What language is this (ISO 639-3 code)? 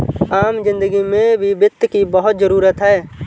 hin